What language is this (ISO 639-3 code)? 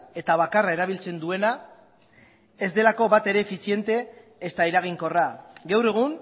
eus